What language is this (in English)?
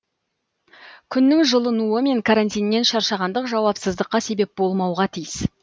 Kazakh